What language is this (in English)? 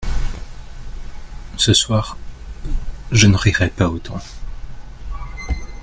French